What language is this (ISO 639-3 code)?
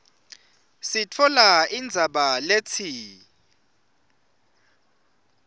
ssw